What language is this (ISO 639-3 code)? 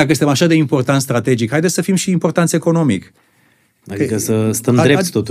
ron